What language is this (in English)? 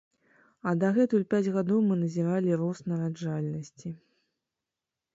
Belarusian